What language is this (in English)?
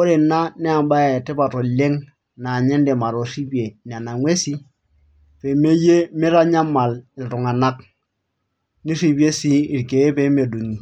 Masai